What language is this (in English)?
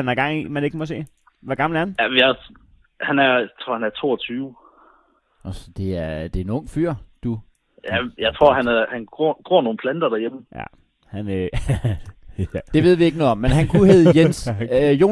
Danish